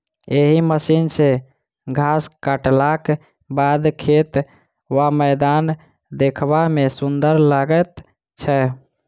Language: Maithili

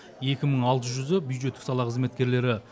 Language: Kazakh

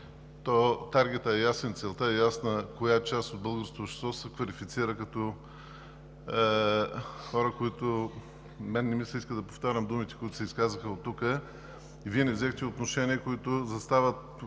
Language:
Bulgarian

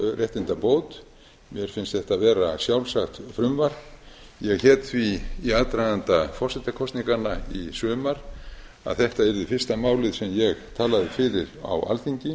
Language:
Icelandic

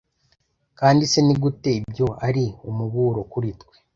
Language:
Kinyarwanda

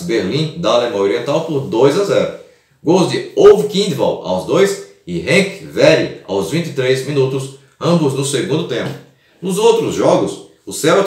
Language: Portuguese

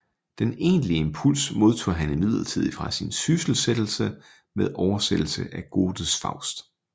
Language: Danish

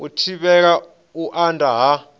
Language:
Venda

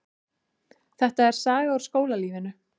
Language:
Icelandic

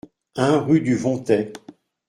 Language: French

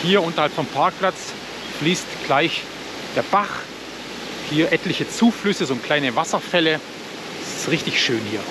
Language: German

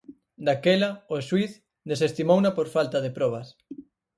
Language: Galician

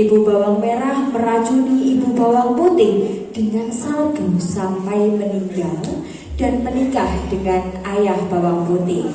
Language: Indonesian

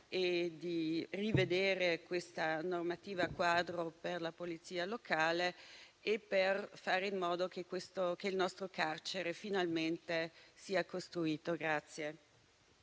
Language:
Italian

